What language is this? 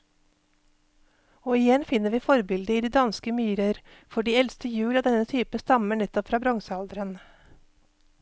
Norwegian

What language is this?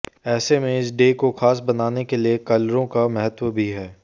Hindi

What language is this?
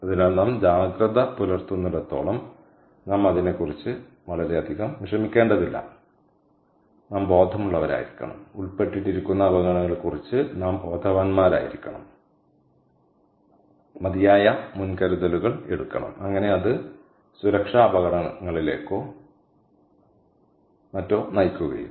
Malayalam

